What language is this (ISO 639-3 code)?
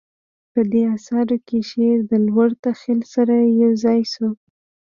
pus